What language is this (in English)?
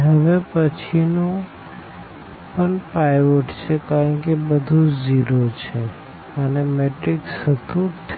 Gujarati